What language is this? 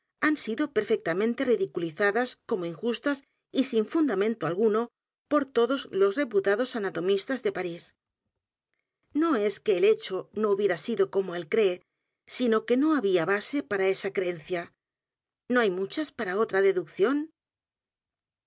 Spanish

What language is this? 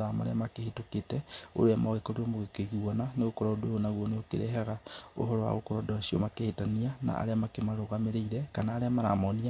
Kikuyu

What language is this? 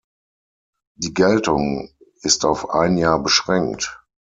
German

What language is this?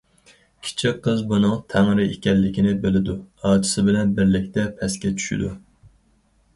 Uyghur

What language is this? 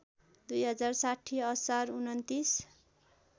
Nepali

